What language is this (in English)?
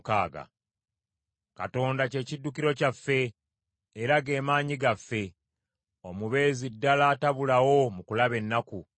Ganda